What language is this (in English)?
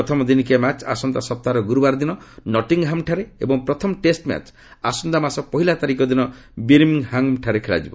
Odia